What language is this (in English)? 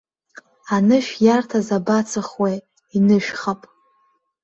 Abkhazian